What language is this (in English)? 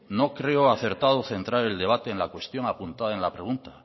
Spanish